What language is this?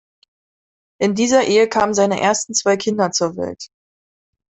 German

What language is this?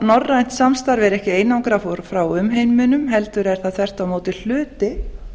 Icelandic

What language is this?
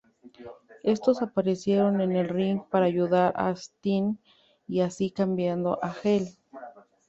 Spanish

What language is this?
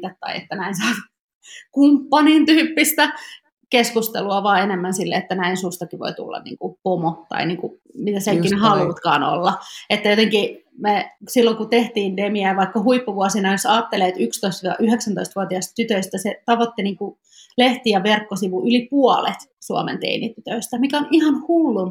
Finnish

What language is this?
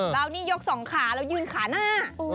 Thai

